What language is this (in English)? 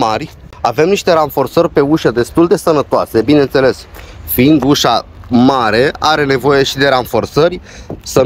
Romanian